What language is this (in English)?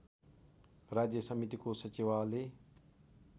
Nepali